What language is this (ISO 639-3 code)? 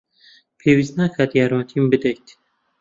ckb